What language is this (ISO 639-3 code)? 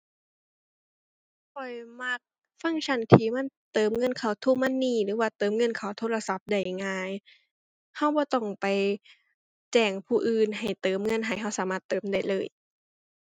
tha